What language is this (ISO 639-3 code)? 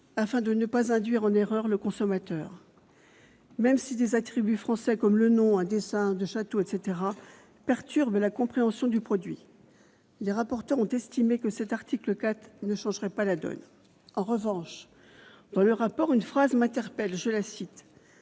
fra